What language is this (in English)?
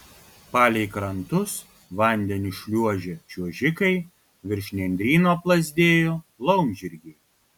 Lithuanian